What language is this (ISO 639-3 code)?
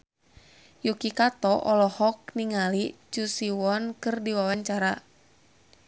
sun